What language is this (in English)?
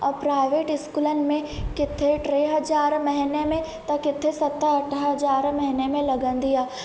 Sindhi